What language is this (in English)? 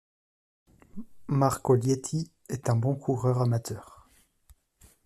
French